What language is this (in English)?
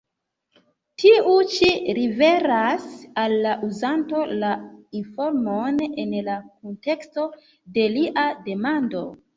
Esperanto